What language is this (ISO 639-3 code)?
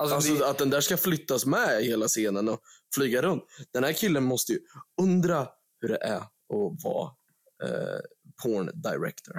swe